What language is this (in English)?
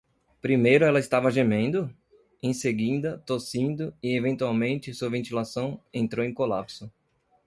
Portuguese